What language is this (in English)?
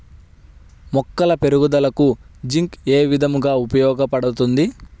Telugu